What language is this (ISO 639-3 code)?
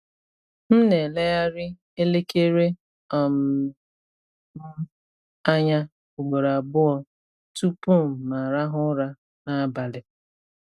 ibo